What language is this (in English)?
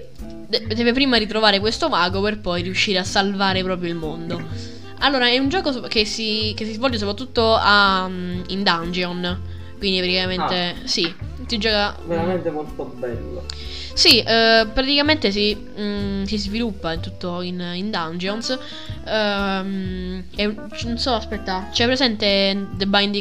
Italian